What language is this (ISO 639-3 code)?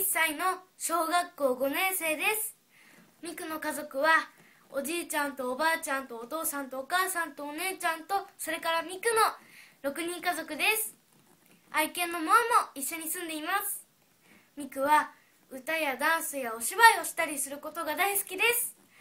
jpn